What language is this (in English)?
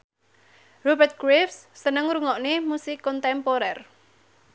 Javanese